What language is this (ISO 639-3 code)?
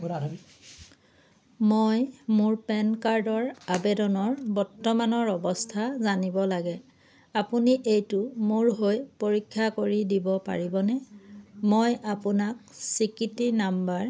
asm